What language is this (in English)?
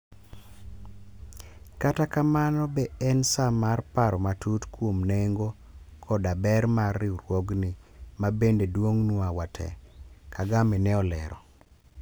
Luo (Kenya and Tanzania)